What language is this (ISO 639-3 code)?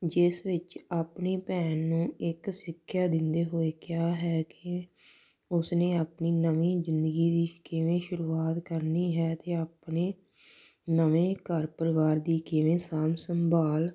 pan